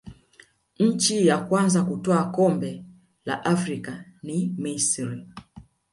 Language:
Swahili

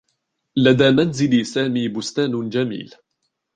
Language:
Arabic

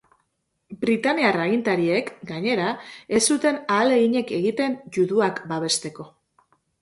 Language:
Basque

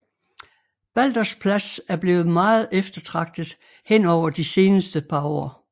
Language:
Danish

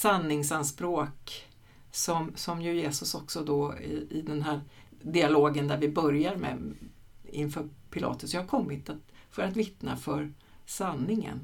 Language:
Swedish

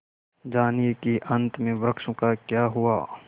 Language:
Hindi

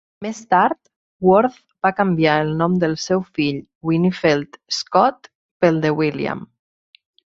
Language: Catalan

